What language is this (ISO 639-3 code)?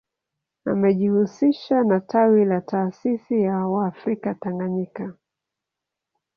swa